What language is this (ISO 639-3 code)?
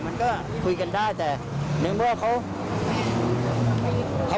tha